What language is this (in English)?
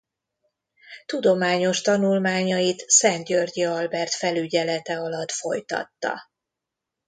Hungarian